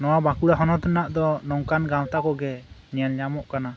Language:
Santali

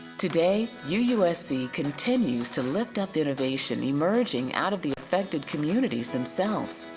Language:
English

